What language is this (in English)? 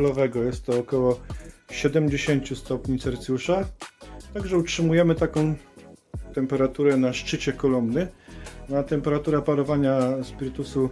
Polish